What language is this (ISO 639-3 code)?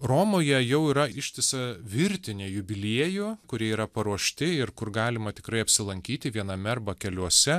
lit